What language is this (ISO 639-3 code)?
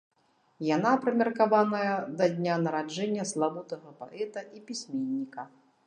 bel